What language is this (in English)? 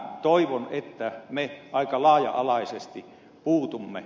Finnish